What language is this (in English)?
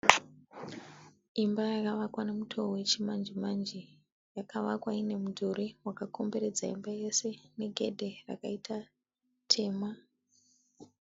Shona